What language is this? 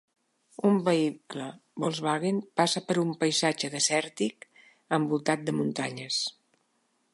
Catalan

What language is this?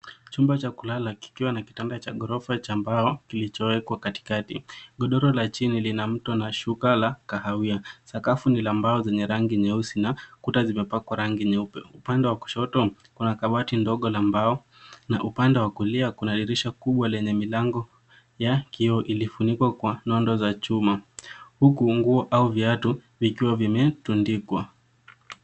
Swahili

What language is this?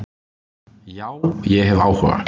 Icelandic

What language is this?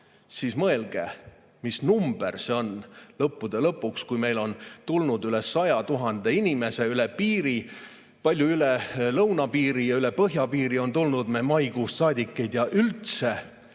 Estonian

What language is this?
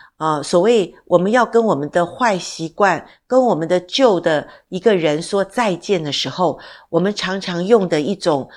Chinese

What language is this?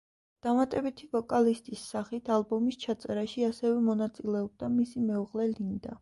Georgian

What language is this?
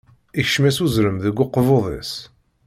Kabyle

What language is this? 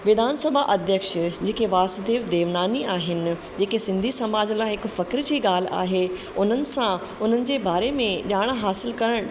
Sindhi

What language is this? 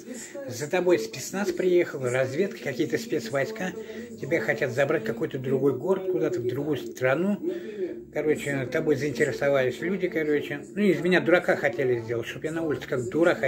Russian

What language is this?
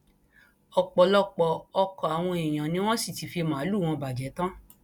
Yoruba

